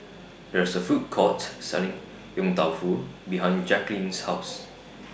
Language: English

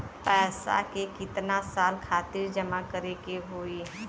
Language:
Bhojpuri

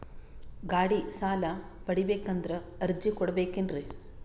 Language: Kannada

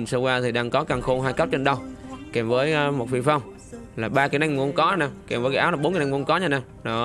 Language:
Vietnamese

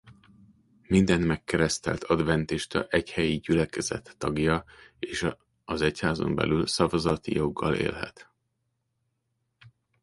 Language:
Hungarian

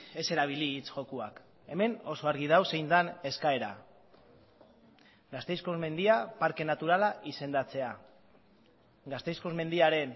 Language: Basque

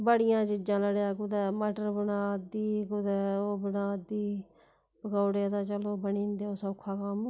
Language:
Dogri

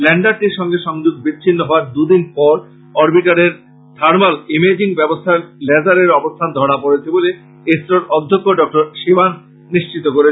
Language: Bangla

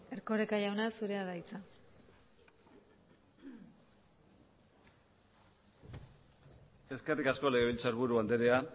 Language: Basque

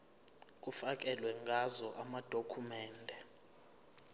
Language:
Zulu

